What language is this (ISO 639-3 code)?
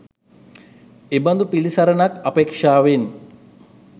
sin